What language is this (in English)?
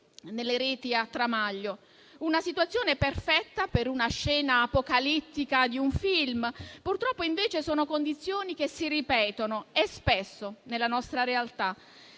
Italian